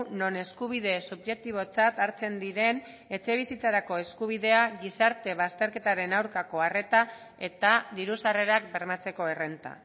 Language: Basque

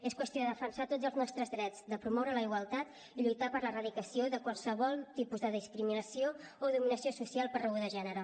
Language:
Catalan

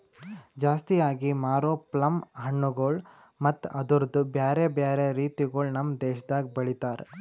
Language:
Kannada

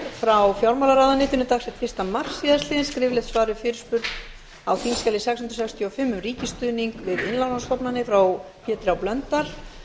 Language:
Icelandic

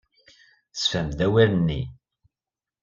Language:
Kabyle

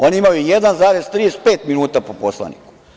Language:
Serbian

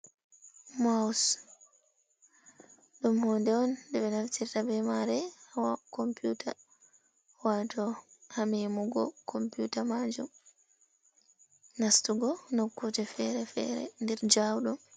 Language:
Fula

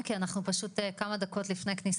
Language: Hebrew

